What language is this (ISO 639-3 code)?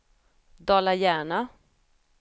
swe